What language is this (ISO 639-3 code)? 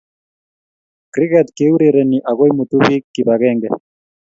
kln